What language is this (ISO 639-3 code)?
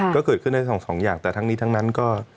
tha